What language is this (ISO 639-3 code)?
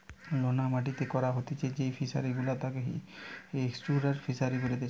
ben